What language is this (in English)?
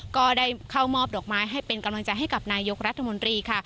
Thai